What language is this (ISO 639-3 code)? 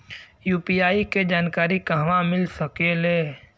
bho